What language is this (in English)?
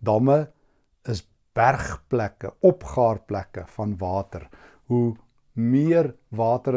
Dutch